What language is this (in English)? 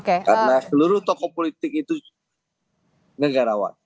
Indonesian